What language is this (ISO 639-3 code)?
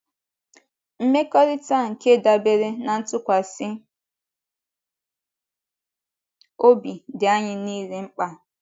ibo